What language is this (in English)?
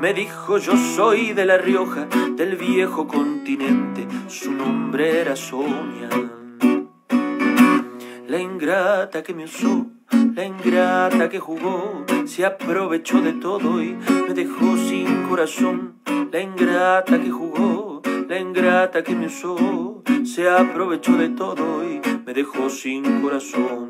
Spanish